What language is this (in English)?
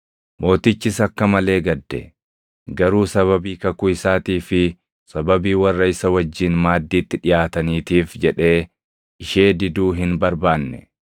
Oromo